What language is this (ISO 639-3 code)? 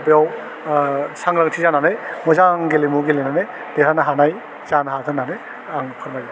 brx